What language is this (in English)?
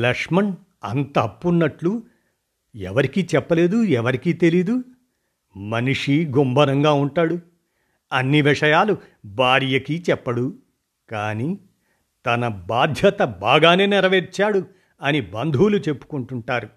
Telugu